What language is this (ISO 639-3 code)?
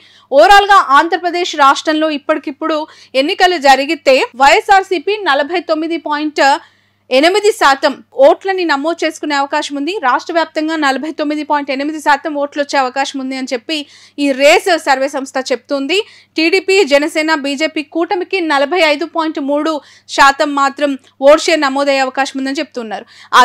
tel